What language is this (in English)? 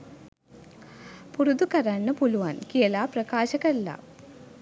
Sinhala